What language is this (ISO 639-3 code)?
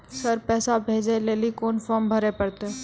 mai